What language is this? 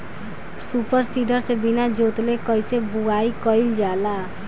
Bhojpuri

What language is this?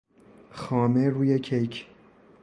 Persian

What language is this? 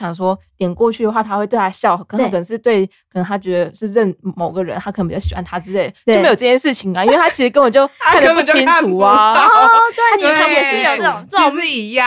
Chinese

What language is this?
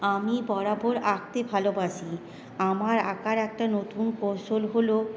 Bangla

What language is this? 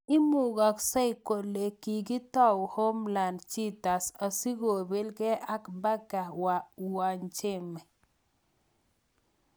Kalenjin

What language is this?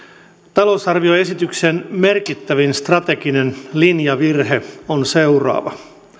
Finnish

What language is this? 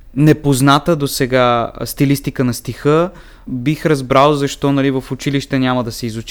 Bulgarian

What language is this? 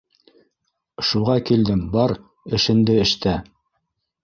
Bashkir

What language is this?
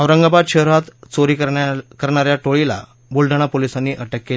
Marathi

